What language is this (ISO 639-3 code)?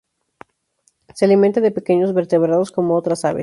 spa